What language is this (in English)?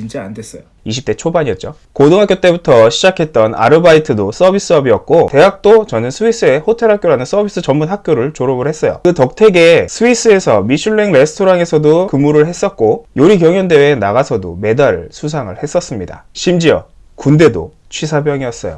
Korean